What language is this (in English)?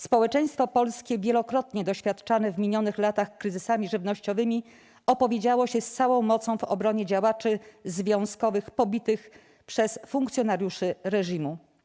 Polish